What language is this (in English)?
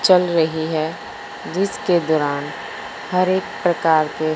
Hindi